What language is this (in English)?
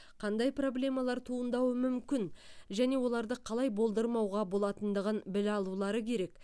Kazakh